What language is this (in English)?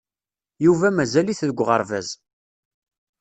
Kabyle